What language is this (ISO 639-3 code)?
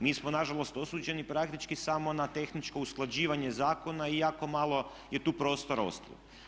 hrv